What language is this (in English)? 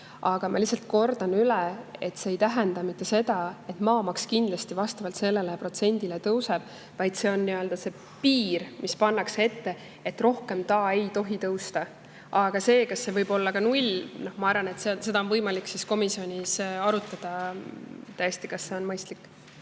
Estonian